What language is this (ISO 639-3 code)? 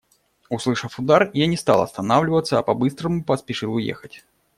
rus